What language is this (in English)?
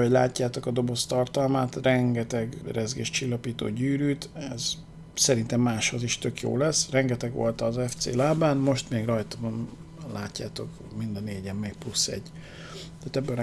Hungarian